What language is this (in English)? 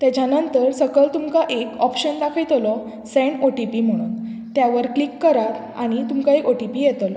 Konkani